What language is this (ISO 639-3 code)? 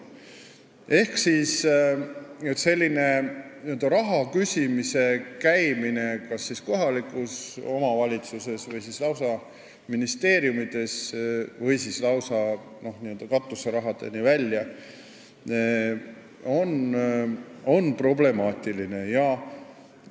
est